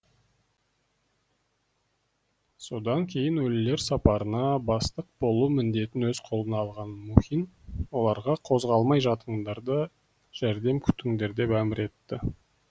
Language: Kazakh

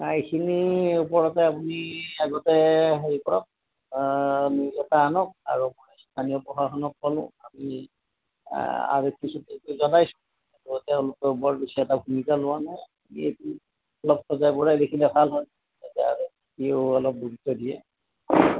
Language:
Assamese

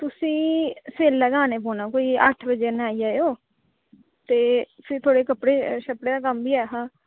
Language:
Dogri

